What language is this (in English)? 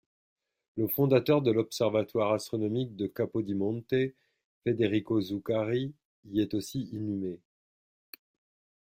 French